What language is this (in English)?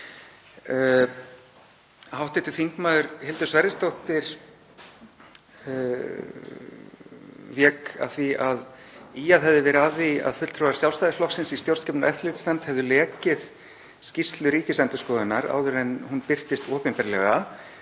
Icelandic